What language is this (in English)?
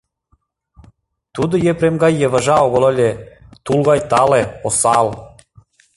Mari